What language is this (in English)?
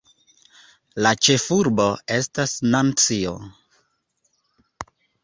Esperanto